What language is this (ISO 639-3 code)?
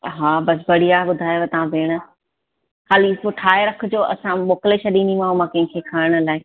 snd